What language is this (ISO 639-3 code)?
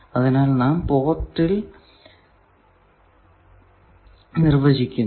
mal